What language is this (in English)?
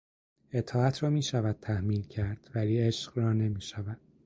Persian